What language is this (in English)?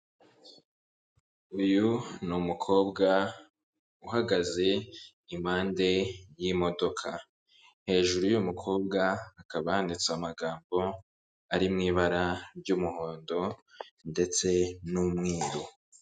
Kinyarwanda